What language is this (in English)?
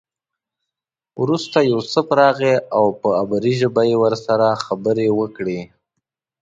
Pashto